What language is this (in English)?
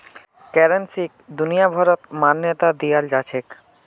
Magahi